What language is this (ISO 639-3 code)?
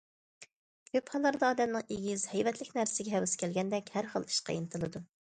uig